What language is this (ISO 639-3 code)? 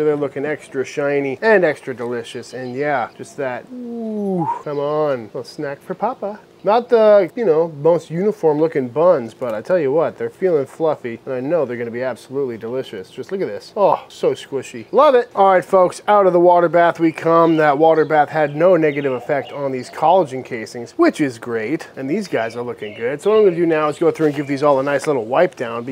eng